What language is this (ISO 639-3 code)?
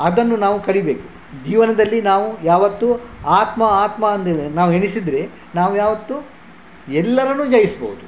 kan